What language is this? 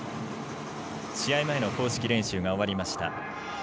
Japanese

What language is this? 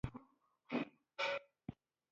Pashto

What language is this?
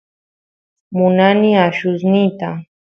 Santiago del Estero Quichua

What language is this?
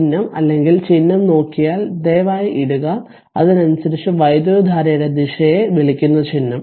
Malayalam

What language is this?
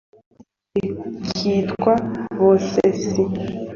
Kinyarwanda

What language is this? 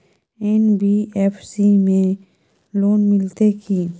Maithili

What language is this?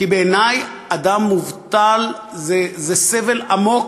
Hebrew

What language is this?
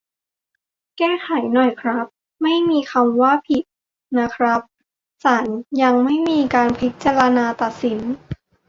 Thai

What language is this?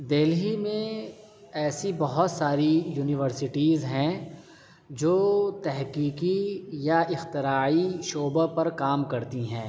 Urdu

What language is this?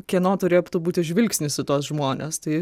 Lithuanian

